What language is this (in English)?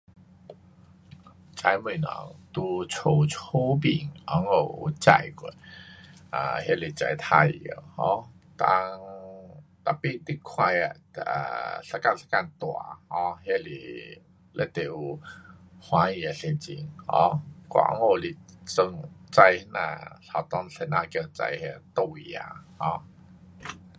Pu-Xian Chinese